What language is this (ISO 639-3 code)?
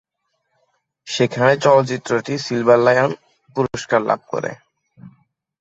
ben